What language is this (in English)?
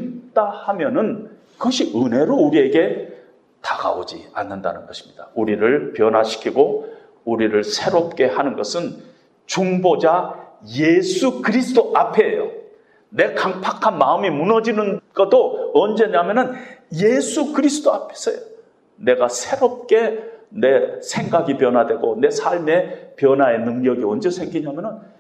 Korean